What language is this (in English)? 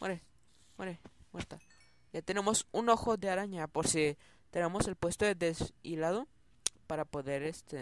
Spanish